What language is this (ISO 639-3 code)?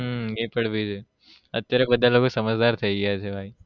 guj